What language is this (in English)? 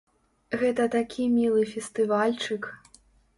Belarusian